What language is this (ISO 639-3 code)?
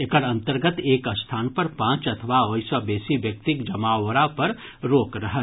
mai